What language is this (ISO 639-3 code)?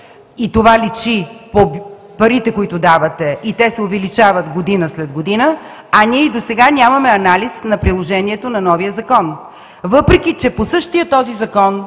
bul